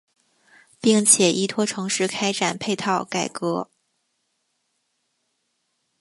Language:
Chinese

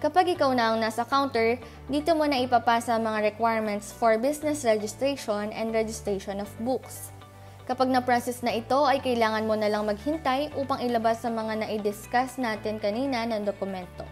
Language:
Filipino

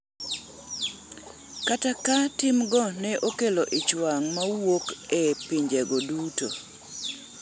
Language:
Luo (Kenya and Tanzania)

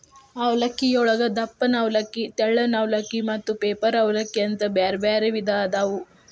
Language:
Kannada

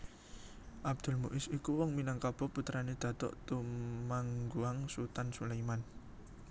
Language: Javanese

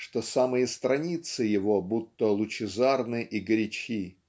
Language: Russian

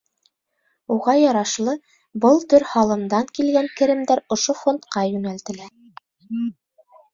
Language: Bashkir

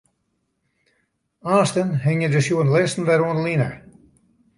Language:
Western Frisian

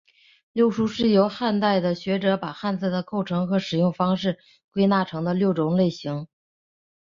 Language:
Chinese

